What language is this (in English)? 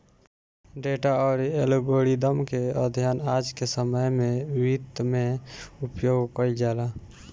Bhojpuri